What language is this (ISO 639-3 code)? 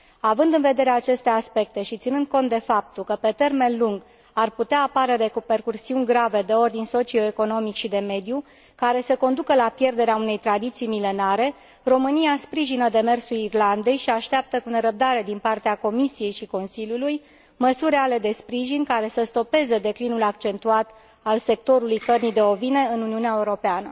ron